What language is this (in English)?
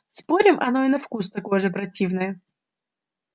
Russian